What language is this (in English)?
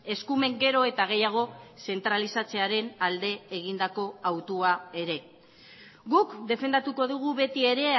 Basque